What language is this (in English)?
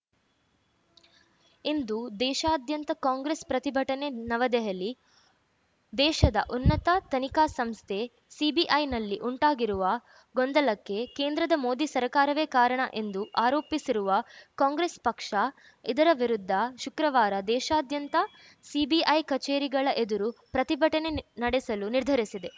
Kannada